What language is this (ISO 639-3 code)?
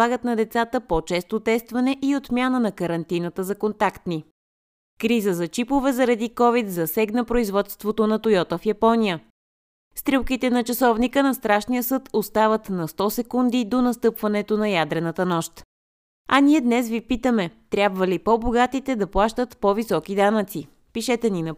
bul